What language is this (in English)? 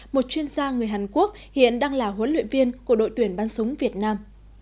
Vietnamese